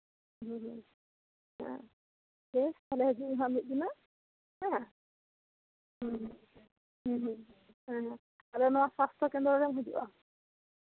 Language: Santali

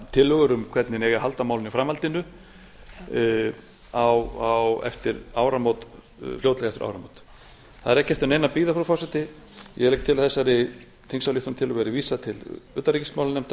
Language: Icelandic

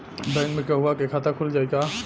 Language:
Bhojpuri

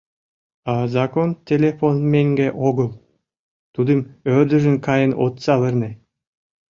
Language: Mari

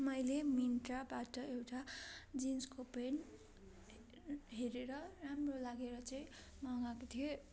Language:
Nepali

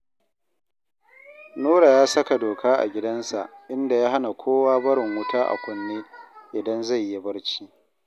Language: Hausa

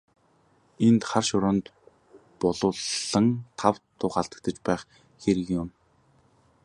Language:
Mongolian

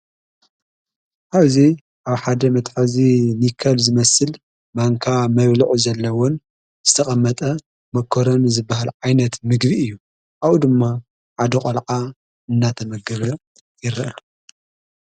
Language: Tigrinya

